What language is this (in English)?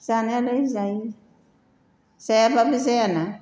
Bodo